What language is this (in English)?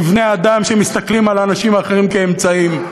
Hebrew